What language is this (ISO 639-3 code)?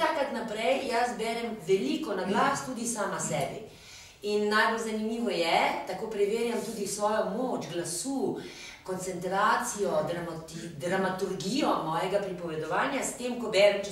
ron